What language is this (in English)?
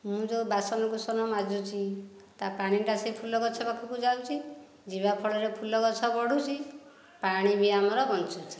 Odia